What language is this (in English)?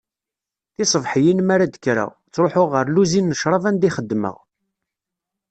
Kabyle